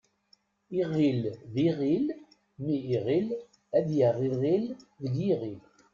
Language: Kabyle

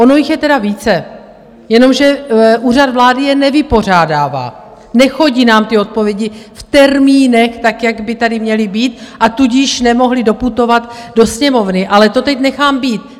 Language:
Czech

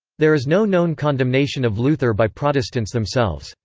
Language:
English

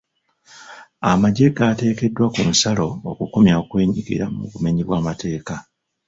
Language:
Ganda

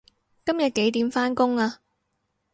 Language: Cantonese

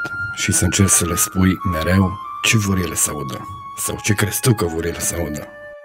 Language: Romanian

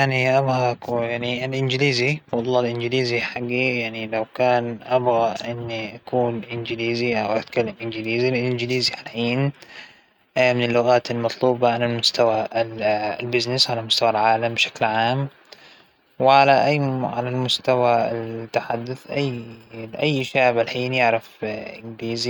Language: Hijazi Arabic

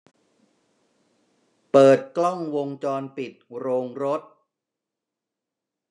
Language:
Thai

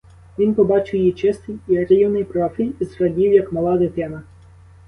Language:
Ukrainian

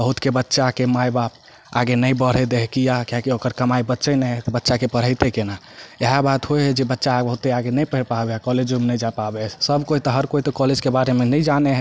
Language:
Maithili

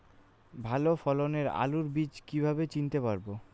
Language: Bangla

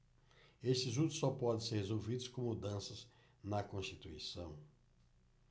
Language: Portuguese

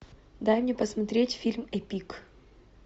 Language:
Russian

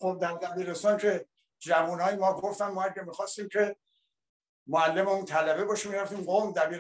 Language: Persian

